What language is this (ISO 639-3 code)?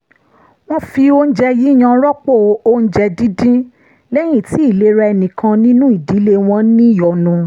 yor